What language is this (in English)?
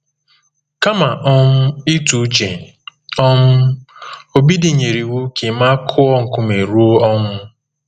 Igbo